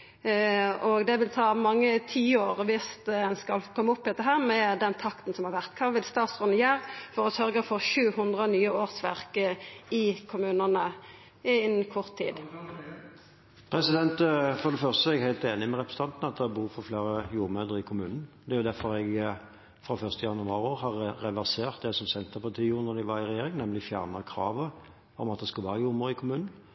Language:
Norwegian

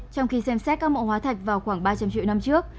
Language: Vietnamese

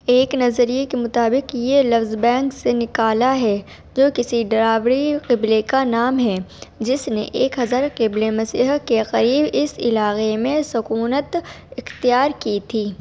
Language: Urdu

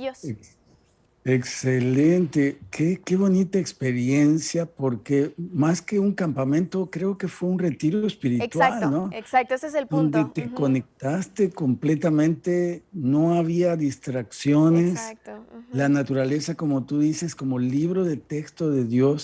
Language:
Spanish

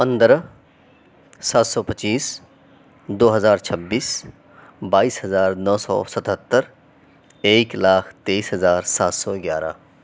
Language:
Urdu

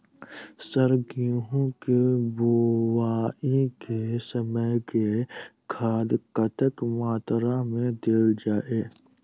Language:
Maithili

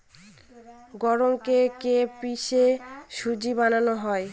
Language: Bangla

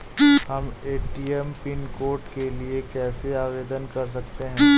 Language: Hindi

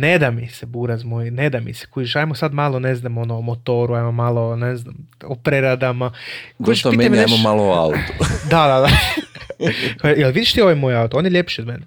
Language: Croatian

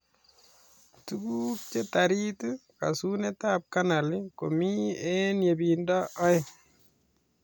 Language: Kalenjin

